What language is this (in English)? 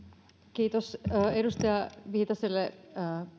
Finnish